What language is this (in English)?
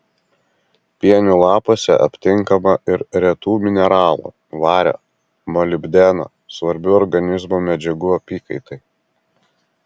Lithuanian